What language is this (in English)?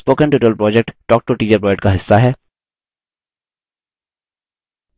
Hindi